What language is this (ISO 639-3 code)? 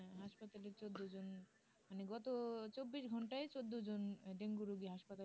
ben